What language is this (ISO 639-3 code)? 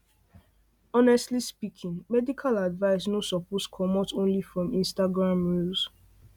pcm